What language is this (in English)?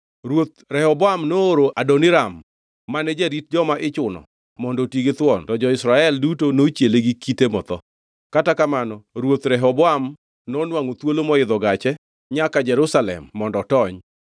Luo (Kenya and Tanzania)